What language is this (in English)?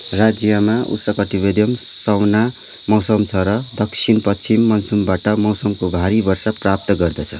Nepali